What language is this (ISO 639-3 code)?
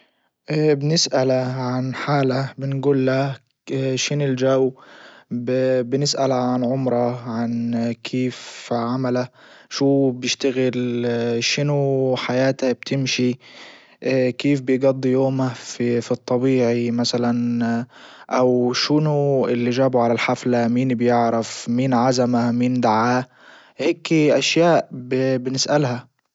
ayl